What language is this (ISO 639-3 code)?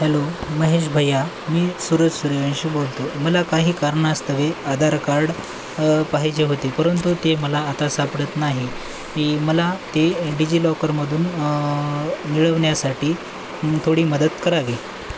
mar